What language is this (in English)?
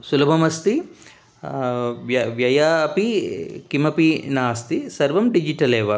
Sanskrit